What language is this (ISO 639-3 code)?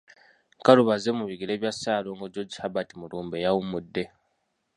lug